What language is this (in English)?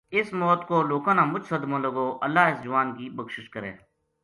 Gujari